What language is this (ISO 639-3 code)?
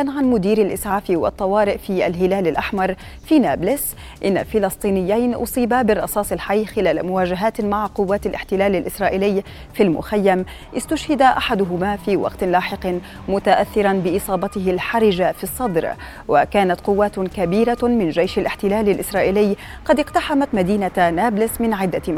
ara